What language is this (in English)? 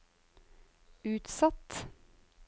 Norwegian